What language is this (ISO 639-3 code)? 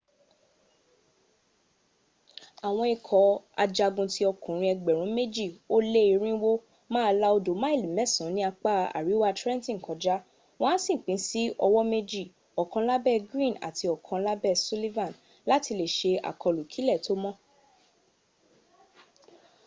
yor